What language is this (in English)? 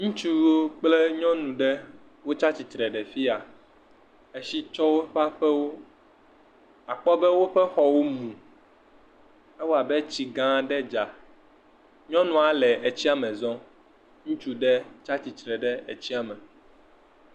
Ewe